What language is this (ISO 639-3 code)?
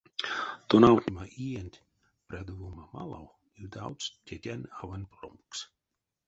myv